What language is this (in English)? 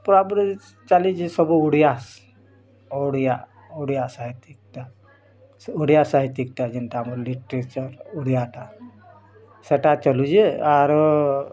Odia